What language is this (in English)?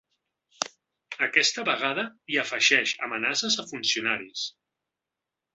Catalan